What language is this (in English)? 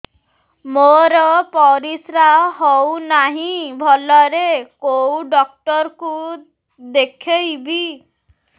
Odia